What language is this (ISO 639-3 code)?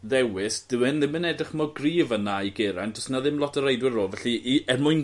cym